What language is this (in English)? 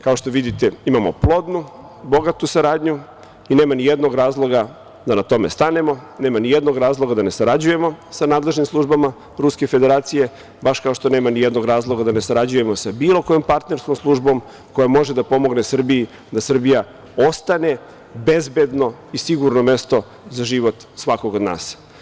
Serbian